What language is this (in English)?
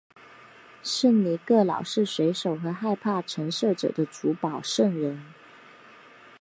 Chinese